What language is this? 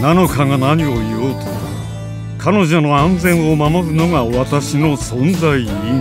Japanese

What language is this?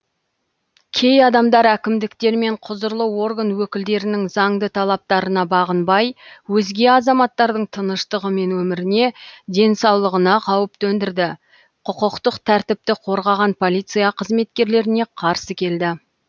Kazakh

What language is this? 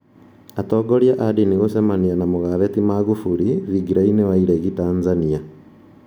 Kikuyu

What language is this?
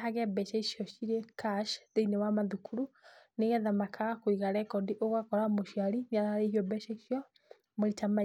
Kikuyu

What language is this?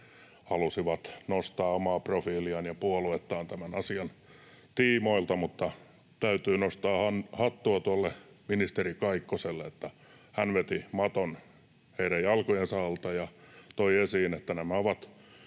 Finnish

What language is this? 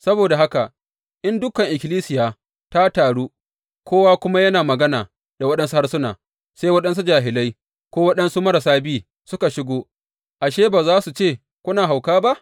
Hausa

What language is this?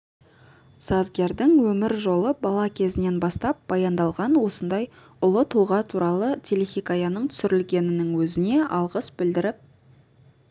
Kazakh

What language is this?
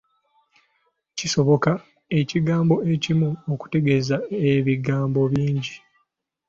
Ganda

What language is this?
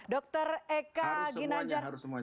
Indonesian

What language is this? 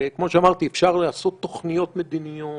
Hebrew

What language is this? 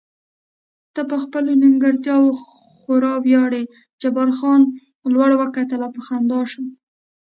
Pashto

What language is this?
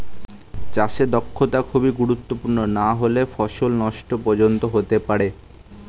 Bangla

